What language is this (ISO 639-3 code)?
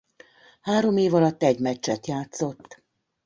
hun